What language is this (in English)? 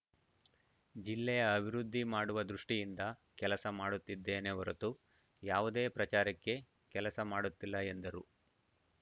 Kannada